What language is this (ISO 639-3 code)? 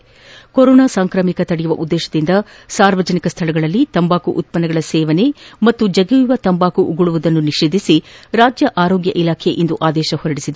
kan